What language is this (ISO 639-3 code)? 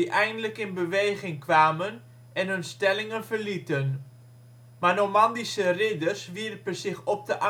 nld